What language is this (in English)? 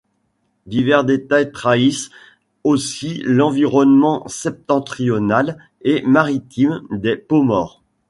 French